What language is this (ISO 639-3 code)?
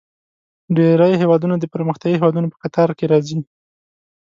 pus